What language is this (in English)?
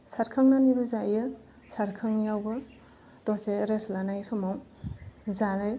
Bodo